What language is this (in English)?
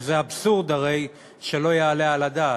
Hebrew